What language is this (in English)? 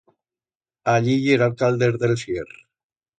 Aragonese